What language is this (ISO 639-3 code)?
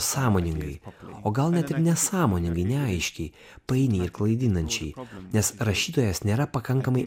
lit